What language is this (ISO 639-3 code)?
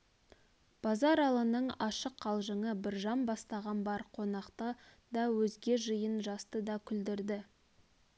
kaz